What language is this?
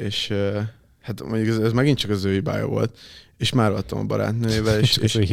Hungarian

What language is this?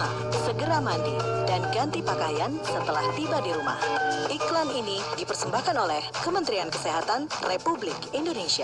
Indonesian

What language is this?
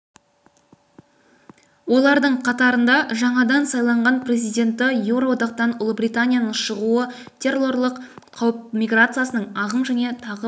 Kazakh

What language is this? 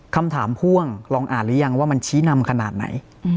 Thai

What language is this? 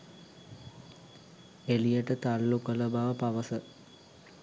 Sinhala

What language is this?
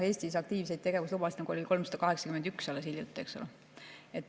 Estonian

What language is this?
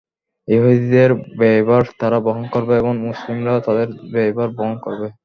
Bangla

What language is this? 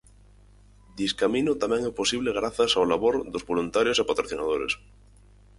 Galician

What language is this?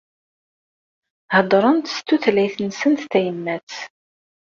Kabyle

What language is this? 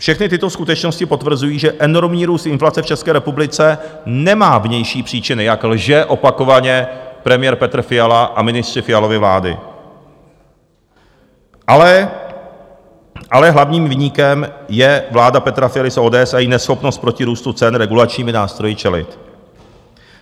Czech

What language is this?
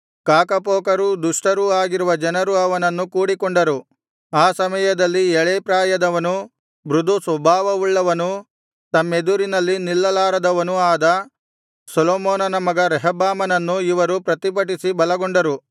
Kannada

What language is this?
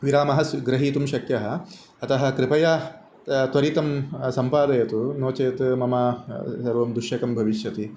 Sanskrit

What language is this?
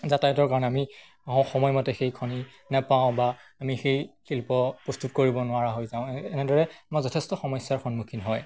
Assamese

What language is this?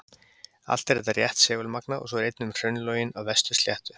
Icelandic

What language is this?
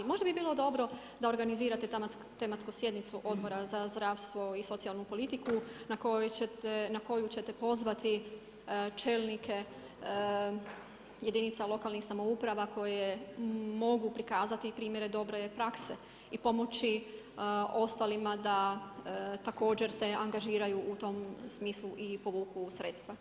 Croatian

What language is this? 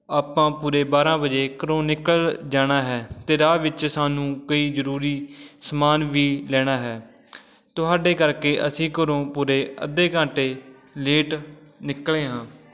Punjabi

